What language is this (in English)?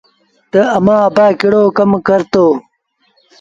Sindhi Bhil